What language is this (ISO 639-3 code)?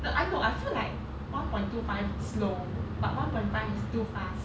eng